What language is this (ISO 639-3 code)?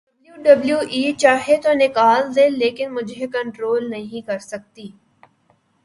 urd